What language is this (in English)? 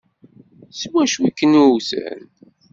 Kabyle